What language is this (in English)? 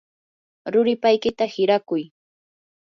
Yanahuanca Pasco Quechua